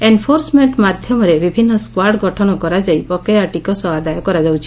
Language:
Odia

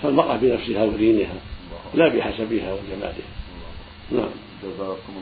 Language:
Arabic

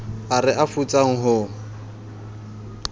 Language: Southern Sotho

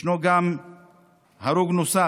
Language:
Hebrew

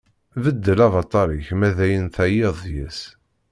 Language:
Kabyle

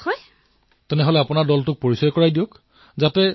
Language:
Assamese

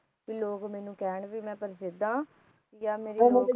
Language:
Punjabi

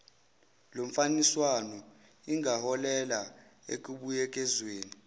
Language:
Zulu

